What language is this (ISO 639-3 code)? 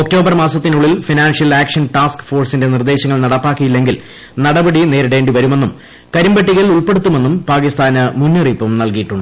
mal